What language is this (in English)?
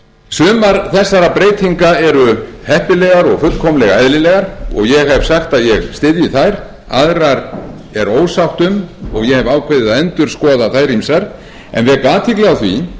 Icelandic